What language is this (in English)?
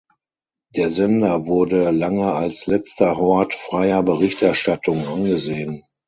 German